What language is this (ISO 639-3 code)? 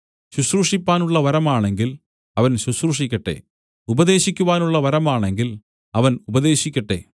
mal